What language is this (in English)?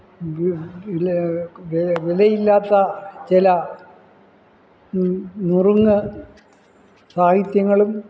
Malayalam